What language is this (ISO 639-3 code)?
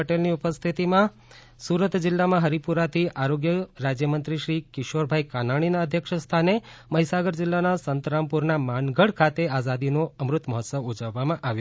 guj